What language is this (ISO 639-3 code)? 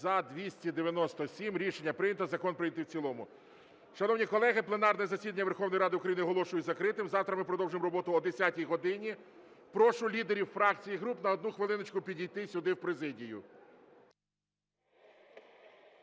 ukr